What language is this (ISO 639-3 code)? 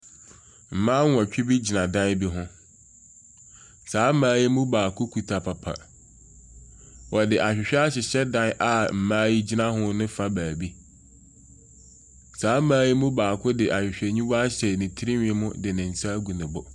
aka